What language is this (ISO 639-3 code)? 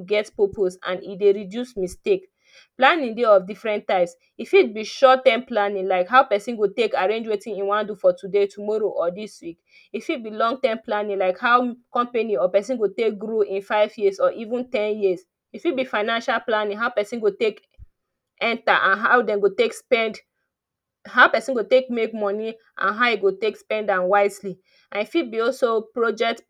pcm